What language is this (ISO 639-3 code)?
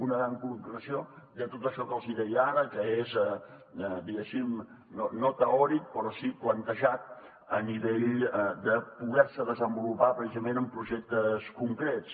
cat